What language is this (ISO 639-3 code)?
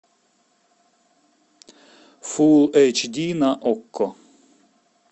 rus